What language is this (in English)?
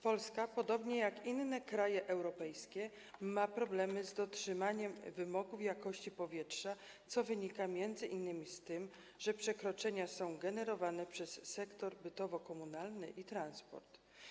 Polish